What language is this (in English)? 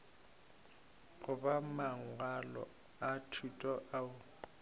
Northern Sotho